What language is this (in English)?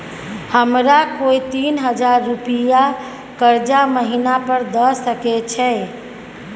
Maithili